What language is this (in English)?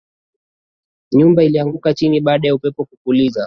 Swahili